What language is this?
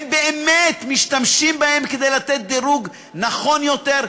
Hebrew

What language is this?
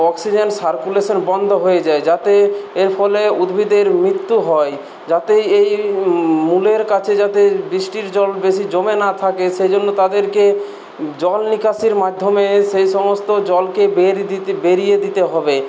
Bangla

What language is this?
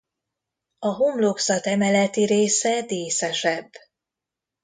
Hungarian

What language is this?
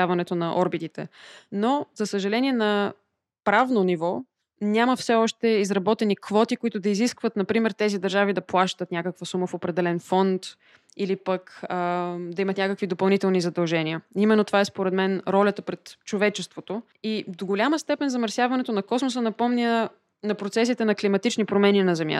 Bulgarian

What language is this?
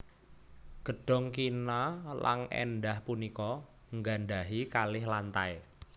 Javanese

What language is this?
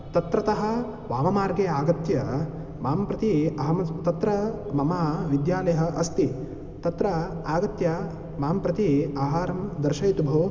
Sanskrit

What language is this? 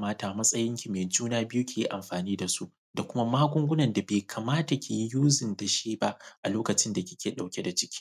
Hausa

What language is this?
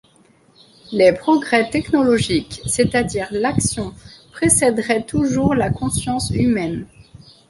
French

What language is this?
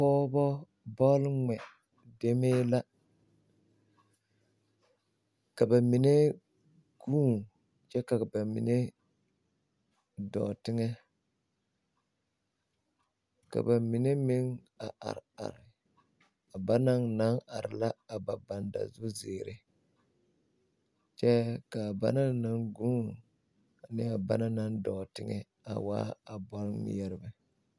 Southern Dagaare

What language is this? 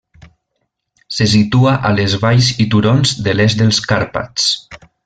Catalan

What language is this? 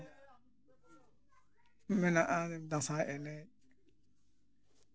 Santali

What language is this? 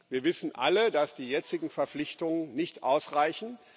German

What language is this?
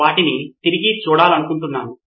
Telugu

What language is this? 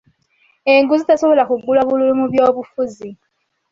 Ganda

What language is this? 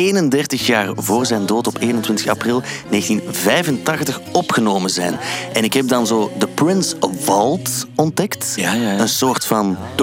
Dutch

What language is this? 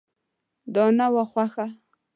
Pashto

